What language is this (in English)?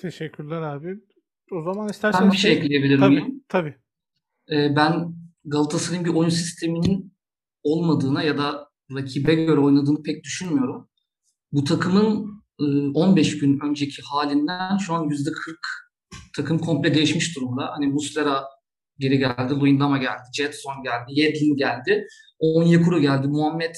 Turkish